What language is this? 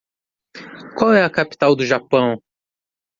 Portuguese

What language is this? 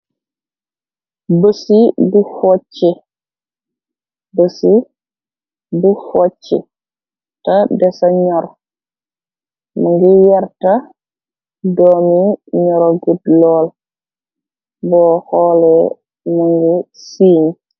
Wolof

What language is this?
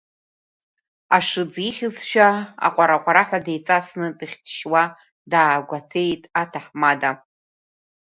Abkhazian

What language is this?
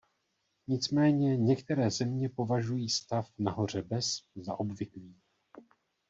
Czech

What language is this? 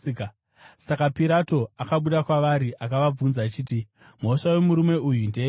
Shona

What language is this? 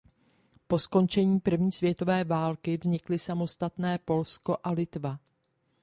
Czech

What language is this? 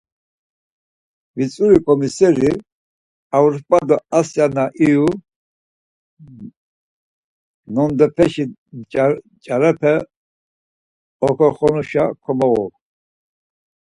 Laz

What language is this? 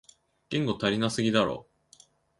Japanese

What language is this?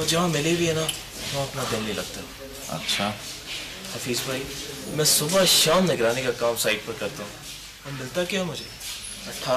Hindi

